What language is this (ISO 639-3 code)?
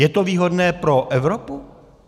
ces